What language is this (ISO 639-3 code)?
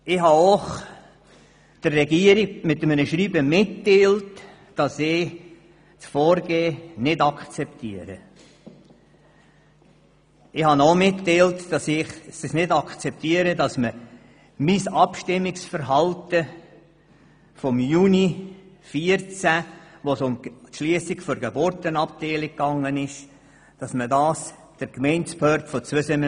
gsw